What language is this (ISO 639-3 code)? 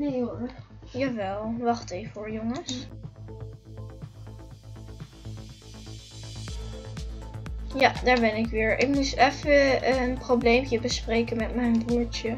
nld